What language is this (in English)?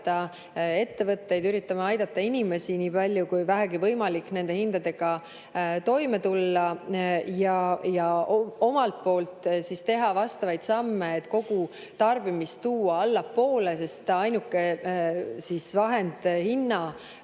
Estonian